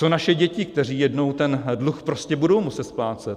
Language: Czech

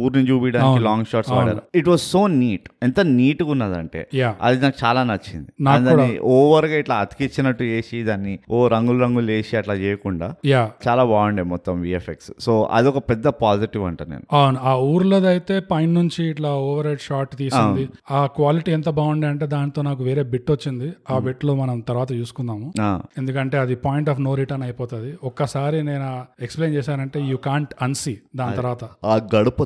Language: Telugu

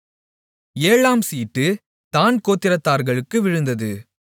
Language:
Tamil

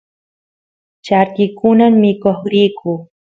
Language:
Santiago del Estero Quichua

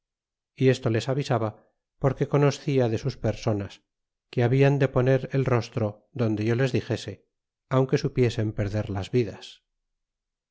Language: Spanish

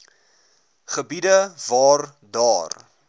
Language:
Afrikaans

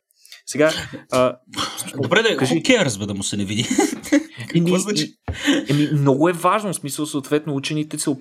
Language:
Bulgarian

